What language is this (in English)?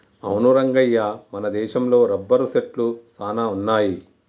Telugu